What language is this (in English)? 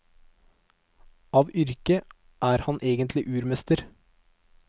Norwegian